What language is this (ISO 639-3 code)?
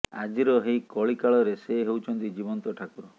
ori